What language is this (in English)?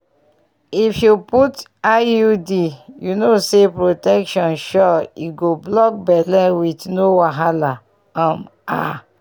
Nigerian Pidgin